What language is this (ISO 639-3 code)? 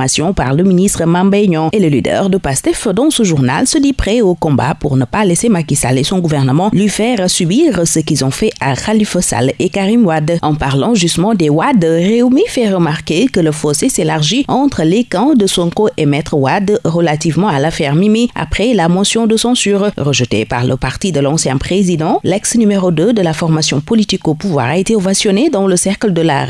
fra